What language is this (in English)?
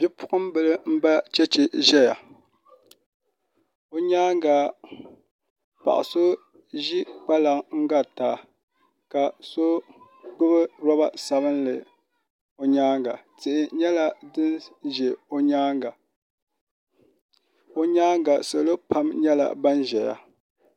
Dagbani